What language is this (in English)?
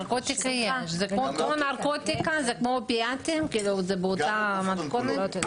Hebrew